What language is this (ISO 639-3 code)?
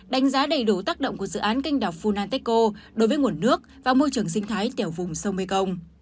vie